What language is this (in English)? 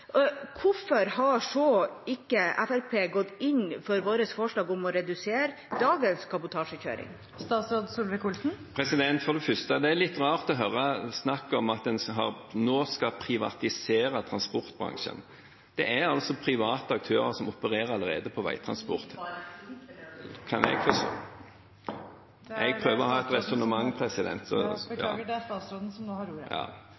Norwegian